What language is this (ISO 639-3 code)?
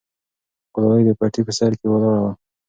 pus